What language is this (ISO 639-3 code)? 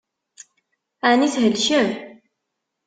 kab